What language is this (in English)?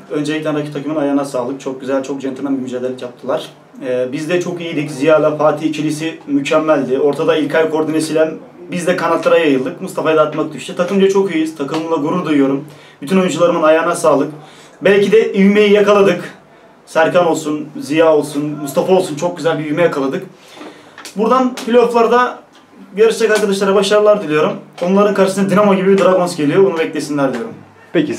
Turkish